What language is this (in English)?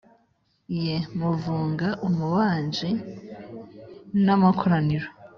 Kinyarwanda